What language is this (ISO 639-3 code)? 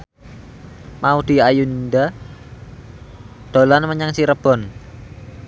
jav